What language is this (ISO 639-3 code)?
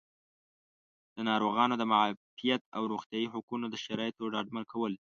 pus